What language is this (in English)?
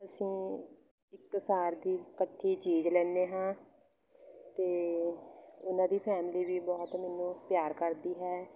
Punjabi